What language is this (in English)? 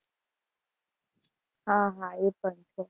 Gujarati